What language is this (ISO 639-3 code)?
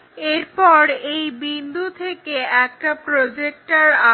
ben